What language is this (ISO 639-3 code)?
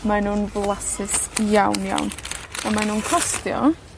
cym